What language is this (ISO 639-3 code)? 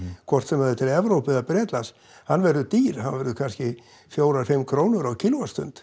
isl